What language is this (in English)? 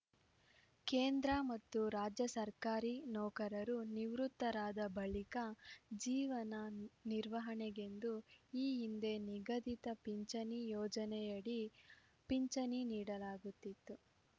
Kannada